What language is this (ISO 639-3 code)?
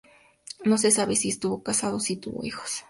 spa